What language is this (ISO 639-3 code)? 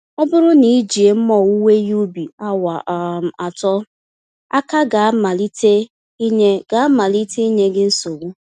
ibo